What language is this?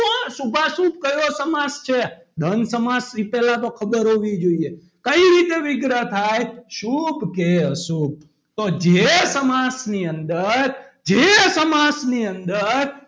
Gujarati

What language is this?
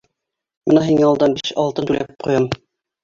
Bashkir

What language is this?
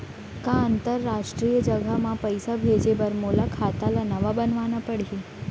Chhattisgarhi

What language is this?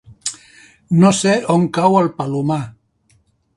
Catalan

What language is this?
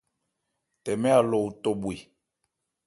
Ebrié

